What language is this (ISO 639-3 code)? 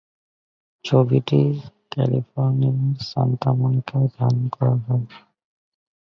ben